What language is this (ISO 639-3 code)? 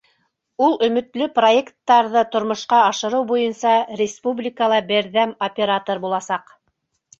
bak